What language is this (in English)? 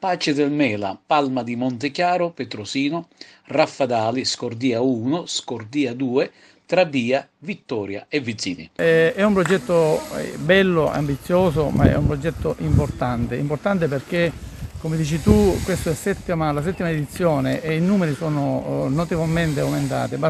Italian